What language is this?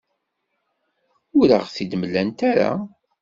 Kabyle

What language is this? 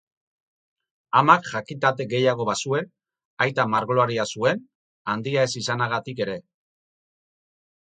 Basque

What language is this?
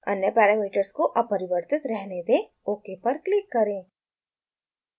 Hindi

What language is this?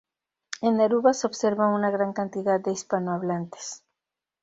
Spanish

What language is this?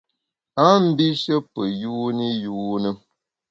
Bamun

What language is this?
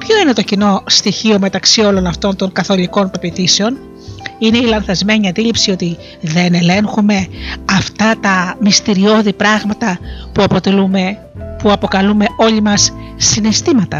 Greek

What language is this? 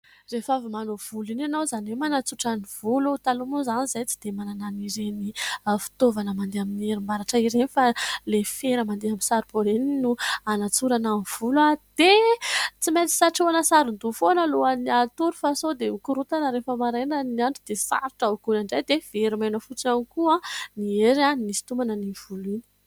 Malagasy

